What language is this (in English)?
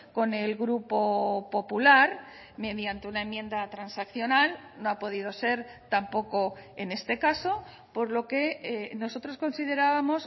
Spanish